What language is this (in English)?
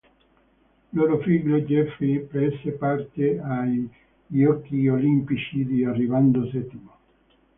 Italian